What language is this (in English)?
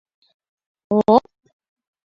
Mari